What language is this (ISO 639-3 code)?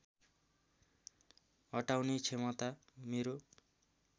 nep